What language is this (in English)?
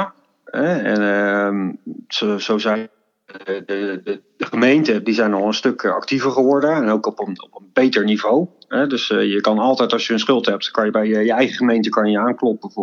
Dutch